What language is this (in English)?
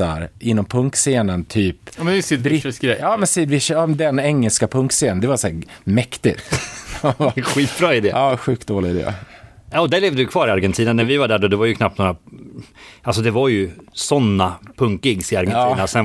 Swedish